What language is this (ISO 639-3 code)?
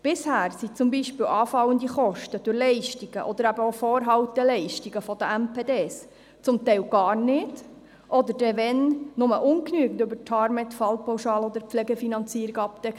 gsw